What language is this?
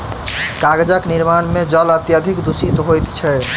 Maithili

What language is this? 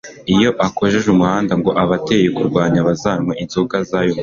Kinyarwanda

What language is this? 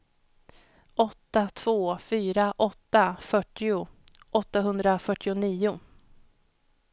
Swedish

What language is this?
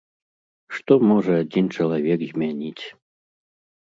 Belarusian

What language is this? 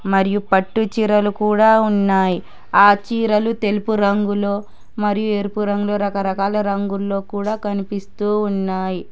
Telugu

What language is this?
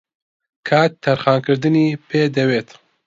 Central Kurdish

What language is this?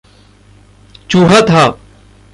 Hindi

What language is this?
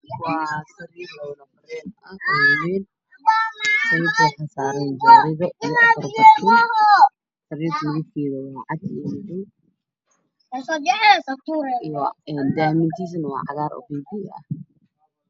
Somali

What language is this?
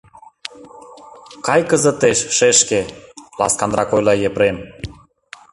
Mari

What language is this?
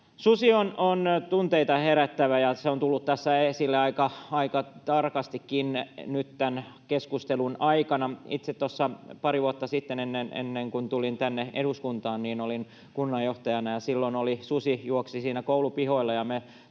Finnish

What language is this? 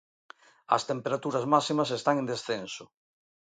Galician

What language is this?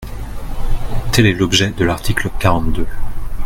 French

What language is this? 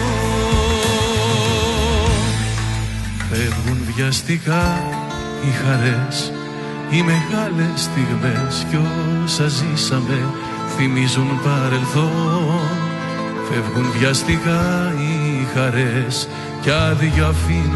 Greek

